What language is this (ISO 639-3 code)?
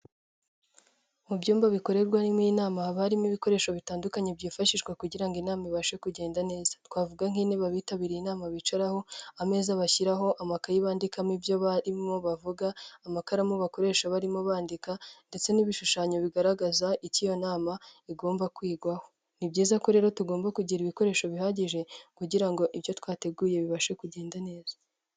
kin